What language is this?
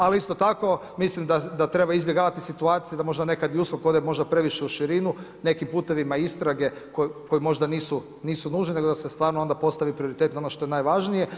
Croatian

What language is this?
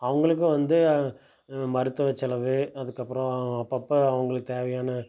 Tamil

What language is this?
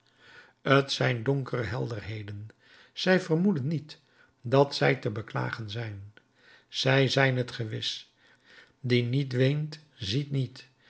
Dutch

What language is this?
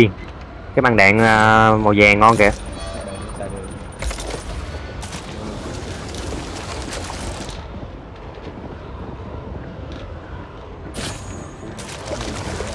Vietnamese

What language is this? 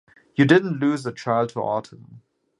English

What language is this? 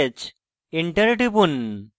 Bangla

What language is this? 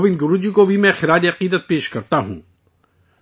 Urdu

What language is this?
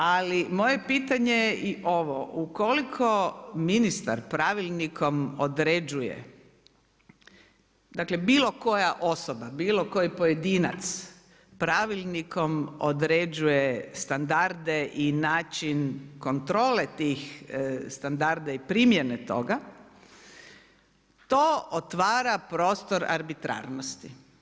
Croatian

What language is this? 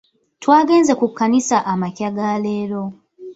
Ganda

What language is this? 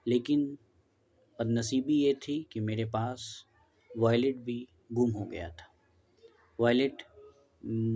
Urdu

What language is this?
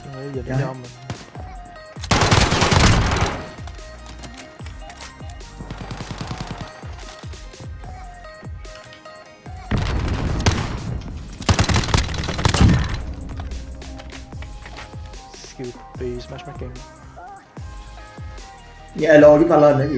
Vietnamese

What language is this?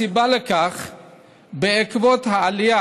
Hebrew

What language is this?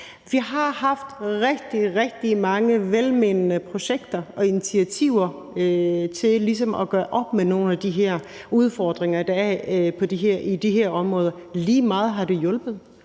Danish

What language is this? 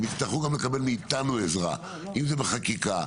Hebrew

